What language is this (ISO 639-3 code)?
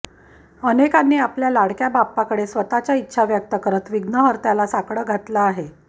mar